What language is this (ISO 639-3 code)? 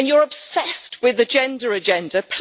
eng